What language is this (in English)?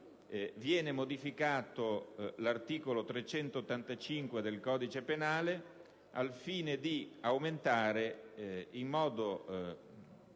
Italian